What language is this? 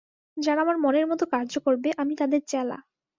Bangla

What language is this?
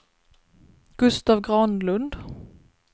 Swedish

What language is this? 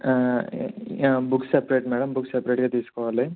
Telugu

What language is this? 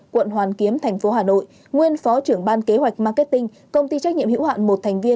Vietnamese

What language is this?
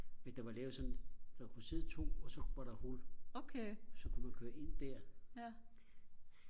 Danish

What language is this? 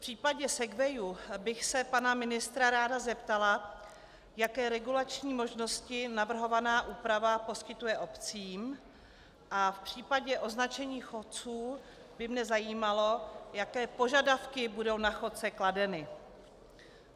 Czech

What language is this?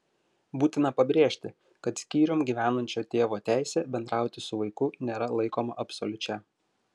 Lithuanian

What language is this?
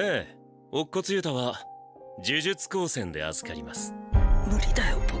Japanese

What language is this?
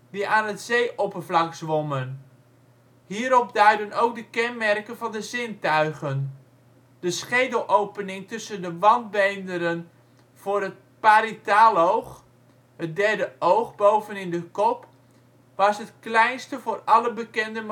Dutch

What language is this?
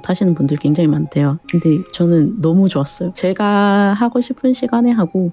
Korean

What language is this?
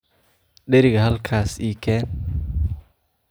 Somali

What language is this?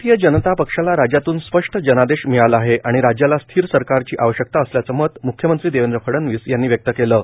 Marathi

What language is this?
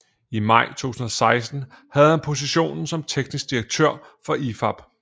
Danish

